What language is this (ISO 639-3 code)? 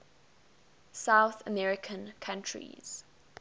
eng